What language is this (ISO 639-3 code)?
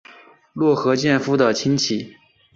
zho